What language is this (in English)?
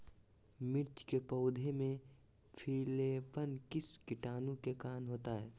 Magahi